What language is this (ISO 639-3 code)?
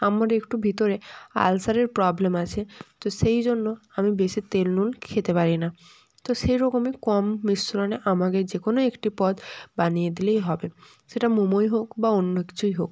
ben